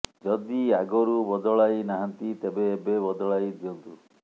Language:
Odia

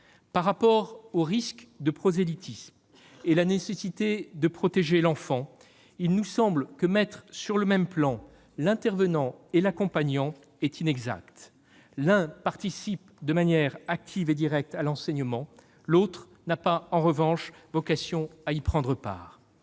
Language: French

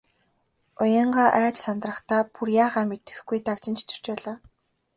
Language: Mongolian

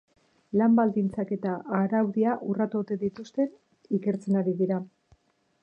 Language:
Basque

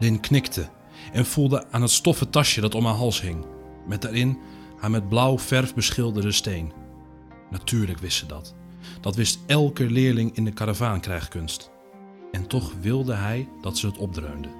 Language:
Dutch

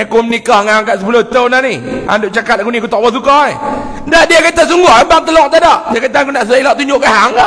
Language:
Malay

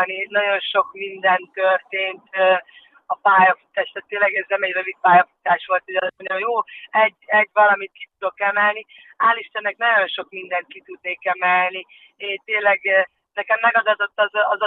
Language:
Hungarian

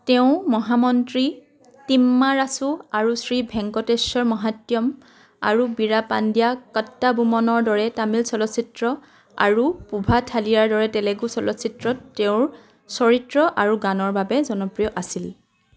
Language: Assamese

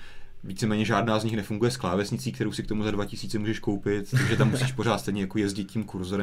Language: Czech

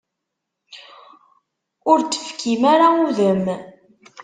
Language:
Kabyle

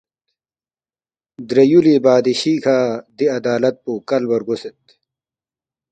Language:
Balti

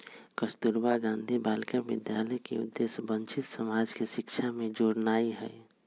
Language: Magahi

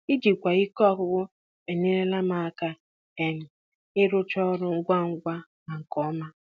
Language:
Igbo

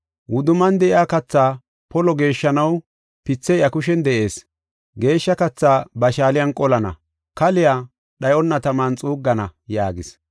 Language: Gofa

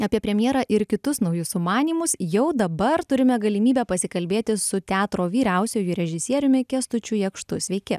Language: Lithuanian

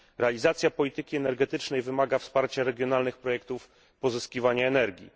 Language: Polish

